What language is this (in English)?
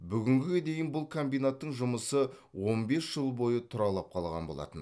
Kazakh